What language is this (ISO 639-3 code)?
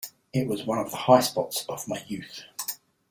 eng